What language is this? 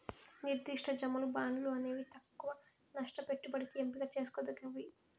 Telugu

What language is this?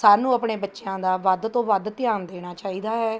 Punjabi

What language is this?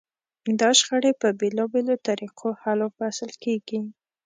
Pashto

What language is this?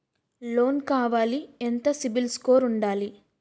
Telugu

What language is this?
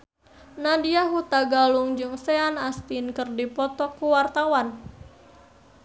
Sundanese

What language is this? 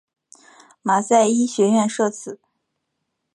Chinese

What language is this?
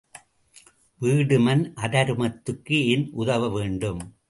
Tamil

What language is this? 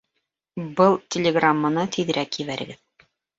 Bashkir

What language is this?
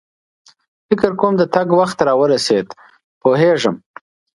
Pashto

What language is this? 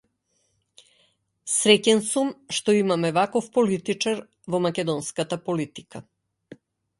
Macedonian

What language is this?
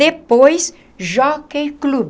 Portuguese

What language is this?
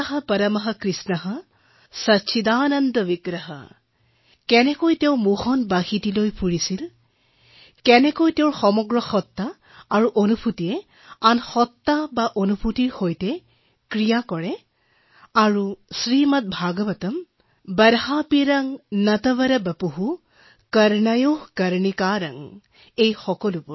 Assamese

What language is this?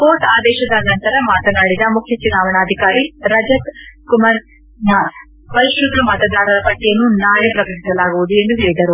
Kannada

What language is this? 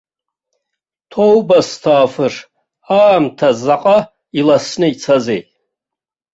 Abkhazian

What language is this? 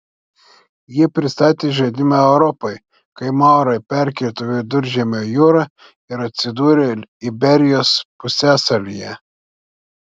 Lithuanian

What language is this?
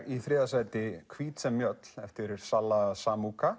Icelandic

